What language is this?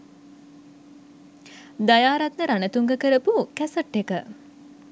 Sinhala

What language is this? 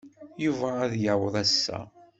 Kabyle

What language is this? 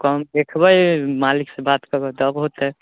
Maithili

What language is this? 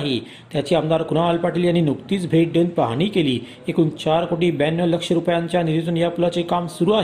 Marathi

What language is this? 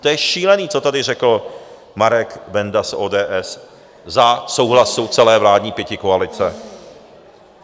Czech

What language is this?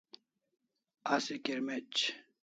Kalasha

